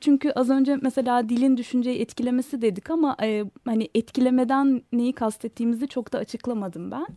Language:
Turkish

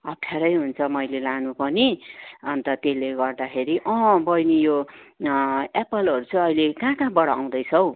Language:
Nepali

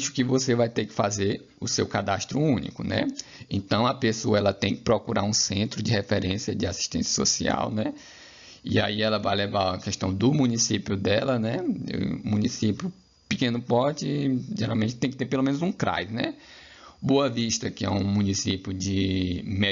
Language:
Portuguese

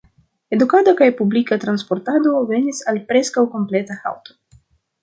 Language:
Esperanto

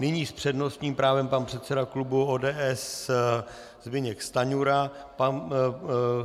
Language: Czech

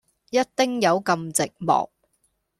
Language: Cantonese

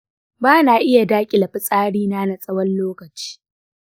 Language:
Hausa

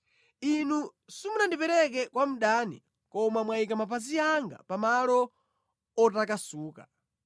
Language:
Nyanja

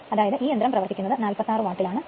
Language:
Malayalam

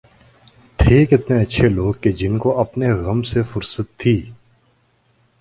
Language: Urdu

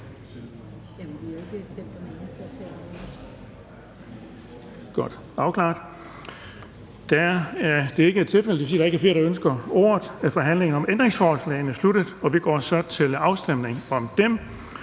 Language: Danish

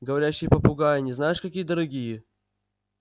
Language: Russian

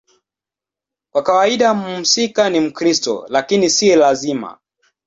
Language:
Swahili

